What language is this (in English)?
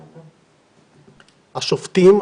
Hebrew